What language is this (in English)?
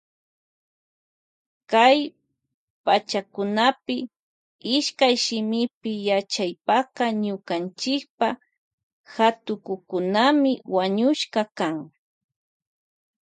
Loja Highland Quichua